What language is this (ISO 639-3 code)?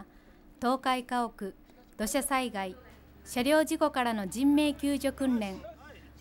jpn